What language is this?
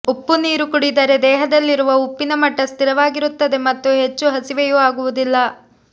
Kannada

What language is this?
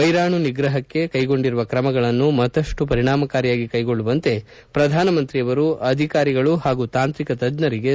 Kannada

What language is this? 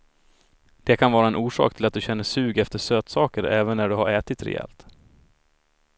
Swedish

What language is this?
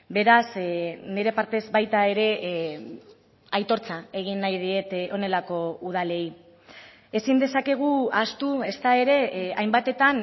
Basque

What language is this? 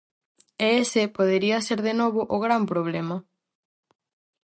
Galician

